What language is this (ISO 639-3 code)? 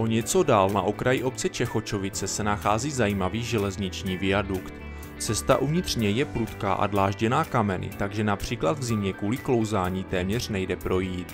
ces